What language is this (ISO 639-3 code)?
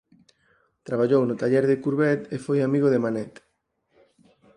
glg